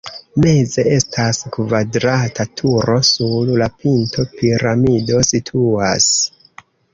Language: Esperanto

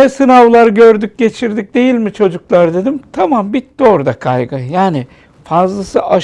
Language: Turkish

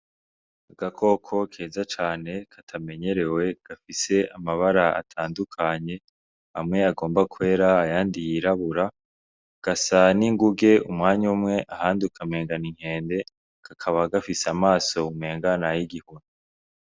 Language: Rundi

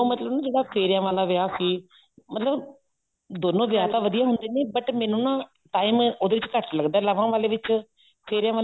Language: Punjabi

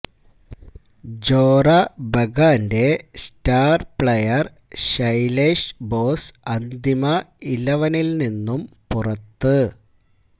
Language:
Malayalam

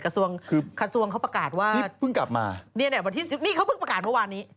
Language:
Thai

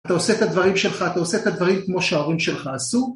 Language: Hebrew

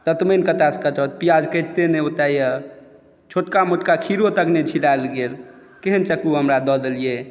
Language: Maithili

